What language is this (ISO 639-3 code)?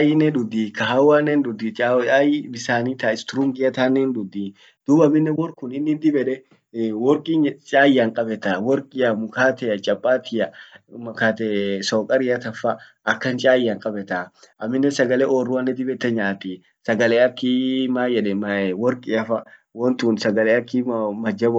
orc